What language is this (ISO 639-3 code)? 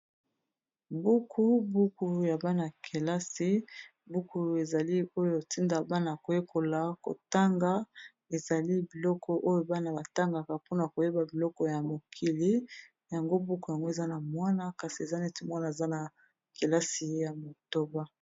lin